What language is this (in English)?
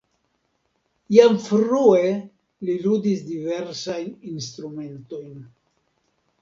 Esperanto